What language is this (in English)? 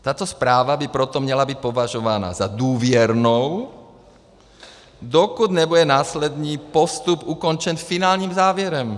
Czech